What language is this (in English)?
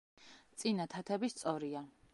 Georgian